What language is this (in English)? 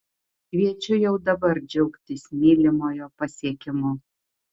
Lithuanian